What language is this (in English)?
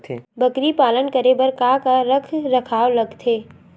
Chhattisgarhi